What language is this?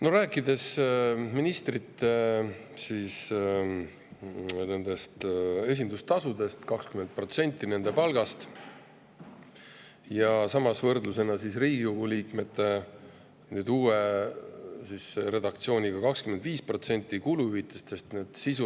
Estonian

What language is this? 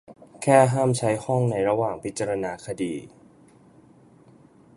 Thai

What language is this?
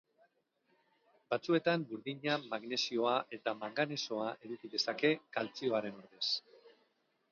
Basque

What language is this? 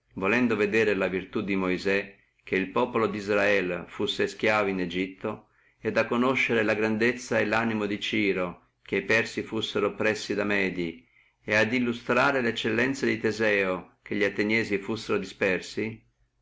Italian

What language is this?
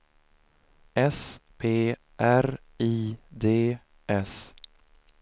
Swedish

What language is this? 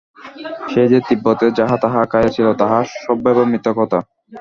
Bangla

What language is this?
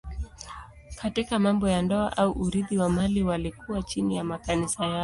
Swahili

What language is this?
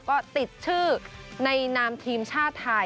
Thai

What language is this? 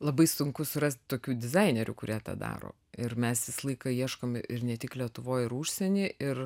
Lithuanian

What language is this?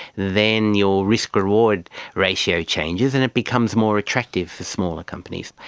English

